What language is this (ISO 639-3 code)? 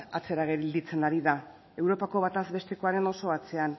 eus